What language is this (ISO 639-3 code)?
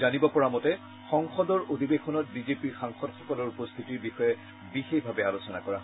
asm